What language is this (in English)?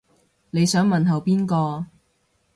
Cantonese